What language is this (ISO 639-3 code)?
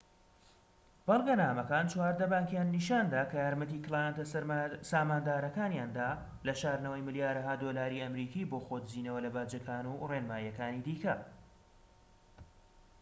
ckb